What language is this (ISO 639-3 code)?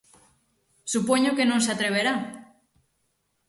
glg